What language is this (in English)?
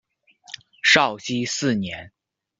Chinese